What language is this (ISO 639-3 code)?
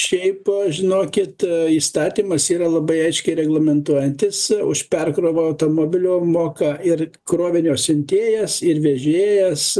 lit